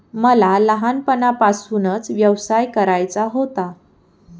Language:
Marathi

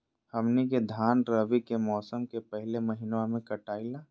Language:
Magahi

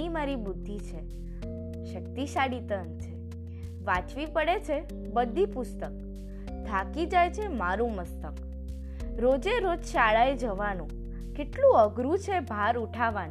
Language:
Gujarati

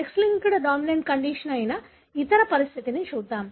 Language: Telugu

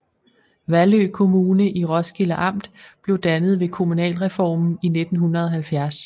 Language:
Danish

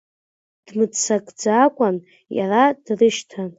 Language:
Abkhazian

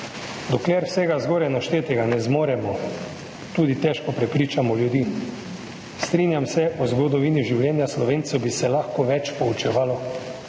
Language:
Slovenian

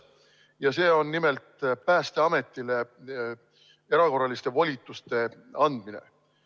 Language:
Estonian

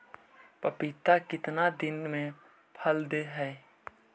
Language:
Magahi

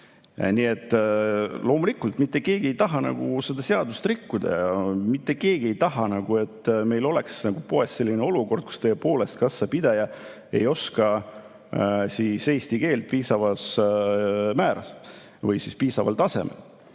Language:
Estonian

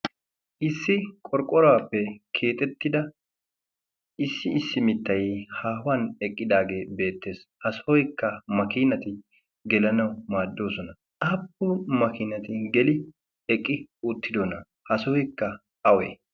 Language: Wolaytta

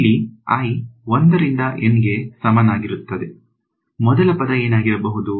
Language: Kannada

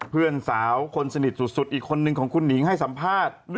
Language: Thai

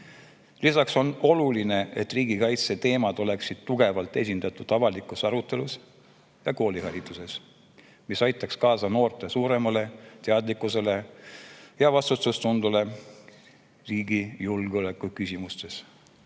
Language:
Estonian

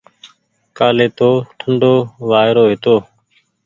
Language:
Goaria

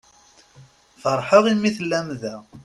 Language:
Kabyle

